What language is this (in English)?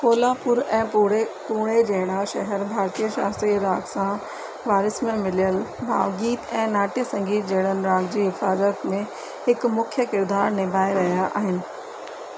Sindhi